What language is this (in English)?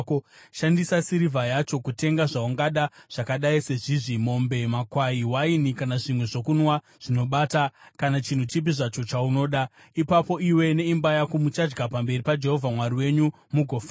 Shona